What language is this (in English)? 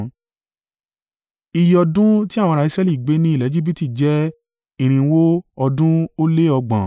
Yoruba